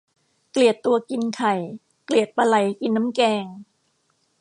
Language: Thai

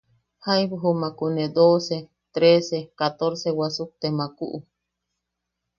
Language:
Yaqui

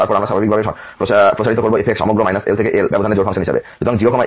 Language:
Bangla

